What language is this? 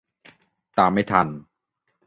Thai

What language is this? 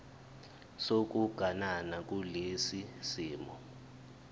Zulu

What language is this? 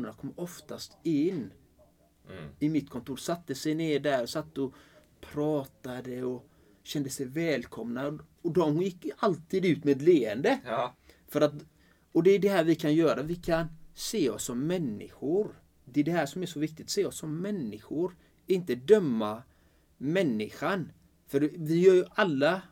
Swedish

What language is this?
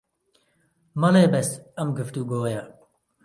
Central Kurdish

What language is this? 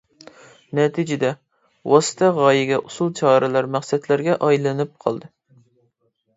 Uyghur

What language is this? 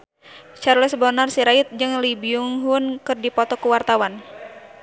Sundanese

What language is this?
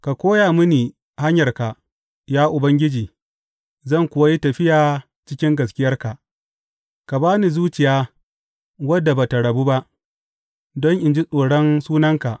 Hausa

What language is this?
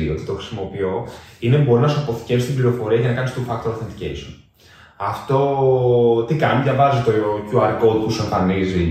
Greek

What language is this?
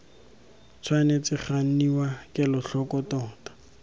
Tswana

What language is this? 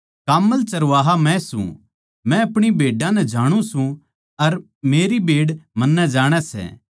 Haryanvi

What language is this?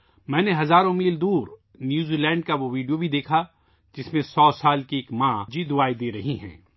Urdu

